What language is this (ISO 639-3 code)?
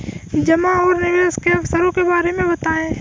hin